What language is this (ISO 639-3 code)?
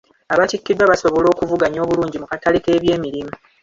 lug